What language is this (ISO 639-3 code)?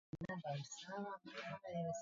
swa